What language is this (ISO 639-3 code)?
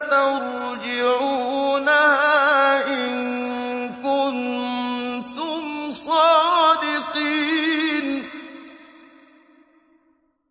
ara